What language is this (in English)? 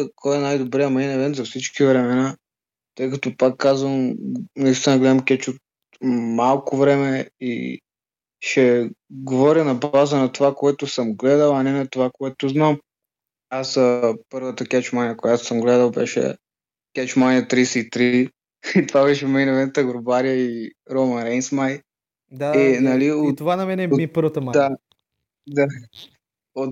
Bulgarian